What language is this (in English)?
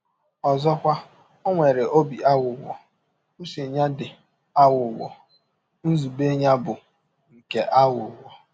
Igbo